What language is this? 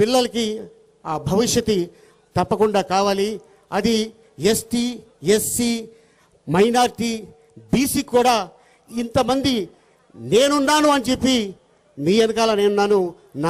Telugu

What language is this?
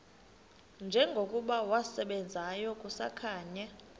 Xhosa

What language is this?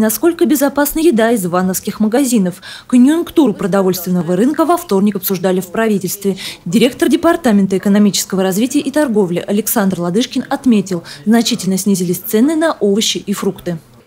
Russian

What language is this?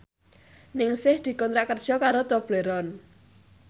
Javanese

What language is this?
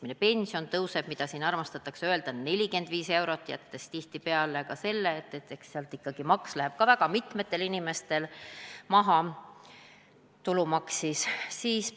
Estonian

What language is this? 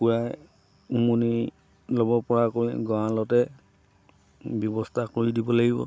Assamese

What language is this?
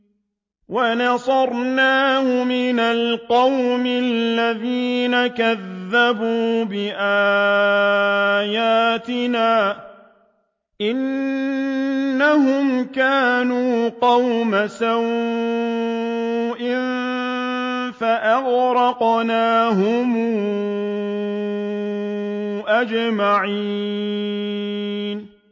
Arabic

